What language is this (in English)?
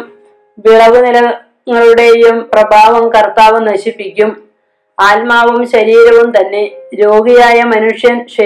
Malayalam